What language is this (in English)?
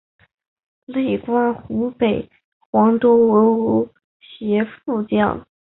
Chinese